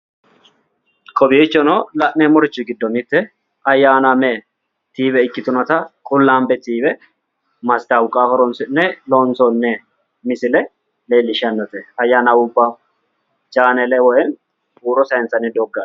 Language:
Sidamo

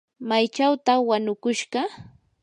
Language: Yanahuanca Pasco Quechua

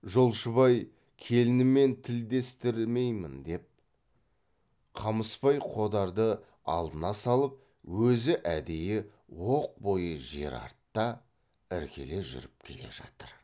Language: Kazakh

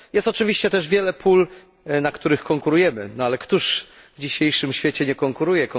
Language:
Polish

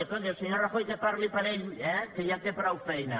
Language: Catalan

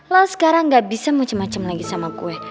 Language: Indonesian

